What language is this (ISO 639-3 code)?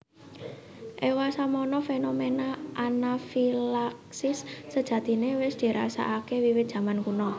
jav